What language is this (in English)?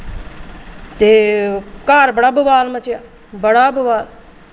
Dogri